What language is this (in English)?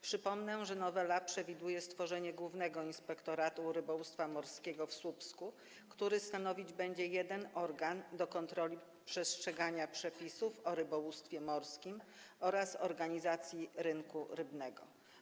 Polish